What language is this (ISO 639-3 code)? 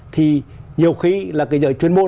vie